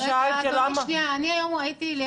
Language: Hebrew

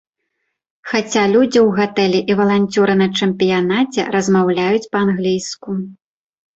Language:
Belarusian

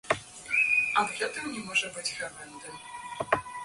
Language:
Belarusian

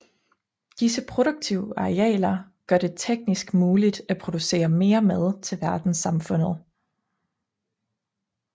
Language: Danish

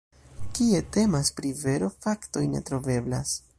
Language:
Esperanto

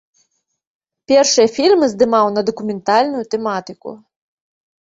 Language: Belarusian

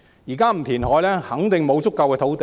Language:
Cantonese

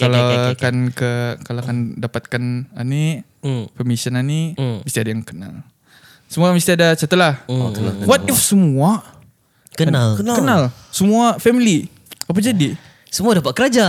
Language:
Malay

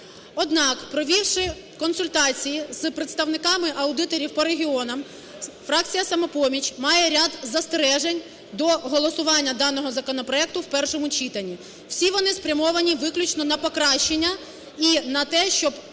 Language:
Ukrainian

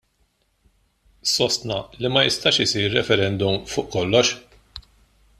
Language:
Maltese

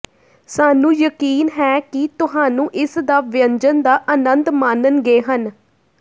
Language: Punjabi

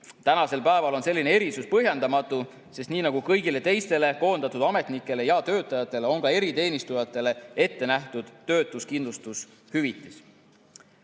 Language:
Estonian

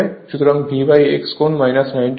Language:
Bangla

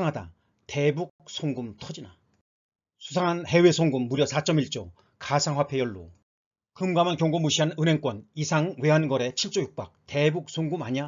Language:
Korean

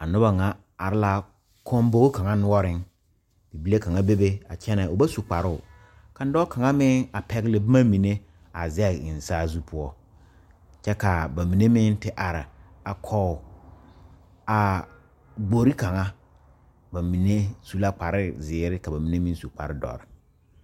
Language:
Southern Dagaare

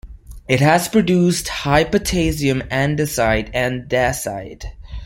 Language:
English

